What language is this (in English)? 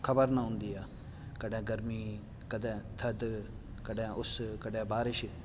Sindhi